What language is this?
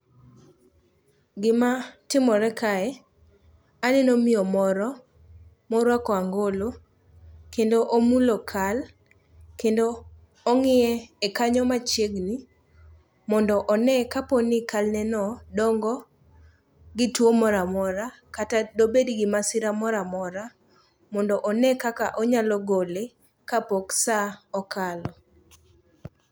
Luo (Kenya and Tanzania)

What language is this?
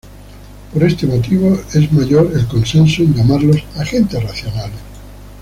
Spanish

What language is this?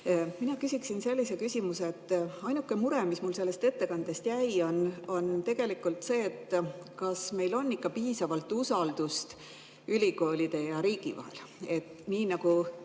Estonian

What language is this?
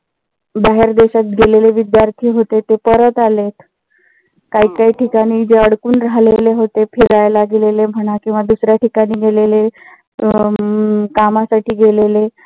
Marathi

